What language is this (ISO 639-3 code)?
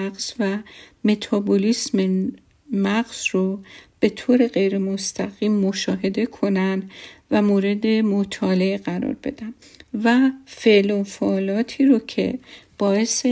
fas